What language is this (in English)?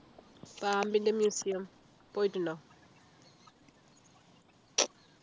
Malayalam